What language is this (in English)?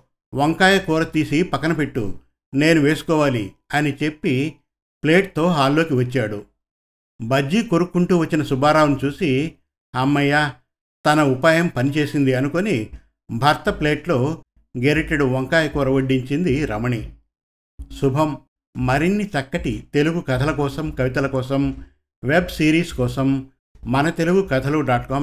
Telugu